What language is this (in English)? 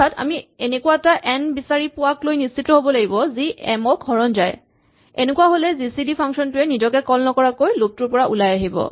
Assamese